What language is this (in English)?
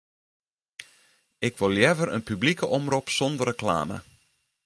Western Frisian